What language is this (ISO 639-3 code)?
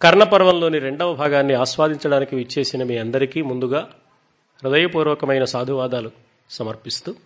tel